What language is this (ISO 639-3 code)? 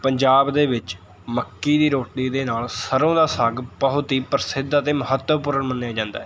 pan